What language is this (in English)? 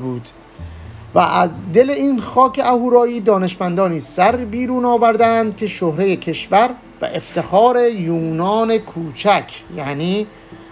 Persian